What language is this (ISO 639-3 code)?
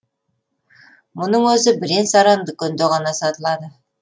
kaz